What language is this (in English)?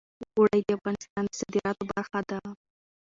Pashto